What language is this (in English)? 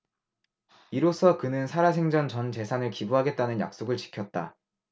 Korean